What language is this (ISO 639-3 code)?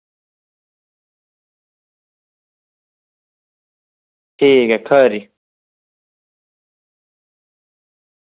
doi